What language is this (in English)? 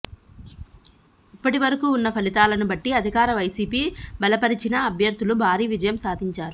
Telugu